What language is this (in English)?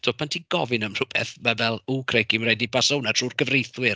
Welsh